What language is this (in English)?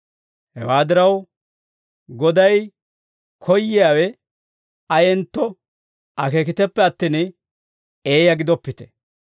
Dawro